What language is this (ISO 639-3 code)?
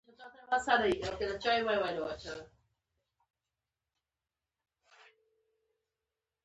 pus